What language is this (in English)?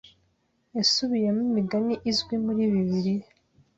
Kinyarwanda